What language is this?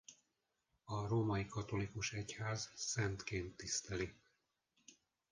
Hungarian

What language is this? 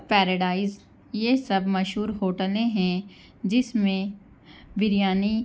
Urdu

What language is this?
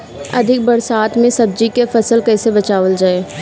Bhojpuri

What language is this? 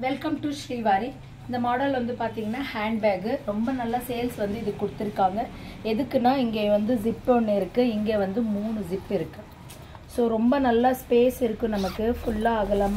Korean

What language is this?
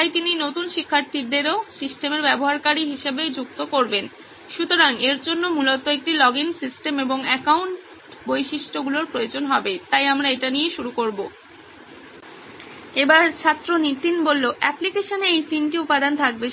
Bangla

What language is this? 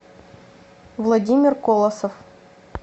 Russian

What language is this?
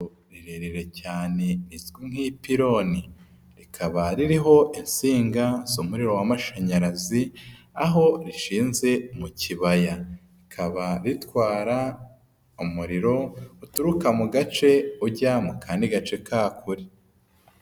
Kinyarwanda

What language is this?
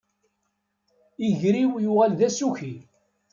Kabyle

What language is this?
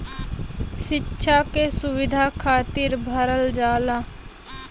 Bhojpuri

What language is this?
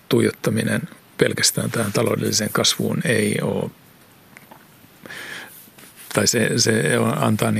Finnish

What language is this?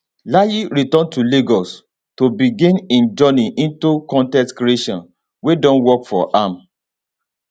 Nigerian Pidgin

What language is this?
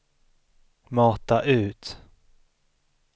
Swedish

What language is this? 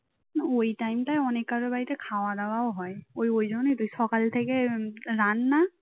Bangla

